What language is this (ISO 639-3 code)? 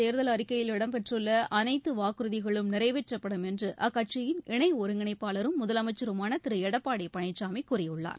tam